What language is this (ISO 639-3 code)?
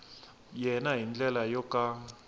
tso